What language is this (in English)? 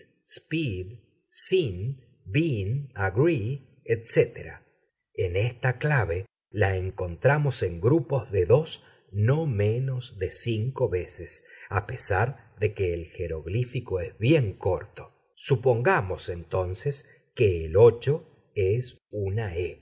Spanish